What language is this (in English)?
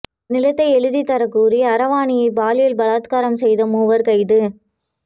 Tamil